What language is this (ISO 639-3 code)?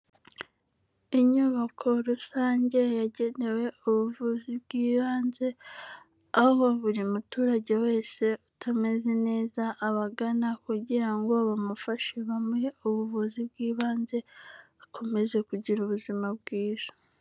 kin